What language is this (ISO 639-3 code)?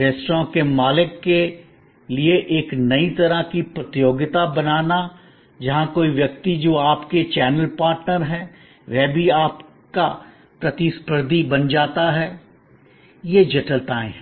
hin